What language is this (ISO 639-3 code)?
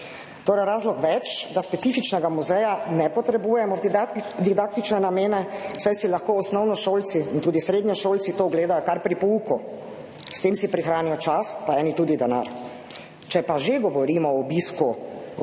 slv